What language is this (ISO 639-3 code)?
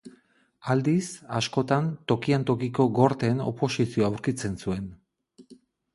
eus